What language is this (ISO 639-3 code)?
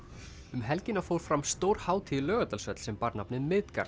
isl